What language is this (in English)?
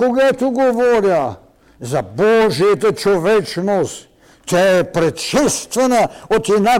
Bulgarian